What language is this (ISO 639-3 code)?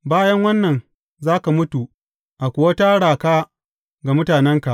hau